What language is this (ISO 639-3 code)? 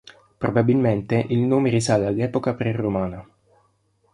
ita